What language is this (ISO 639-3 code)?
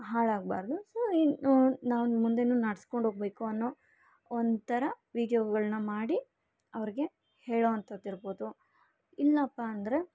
kan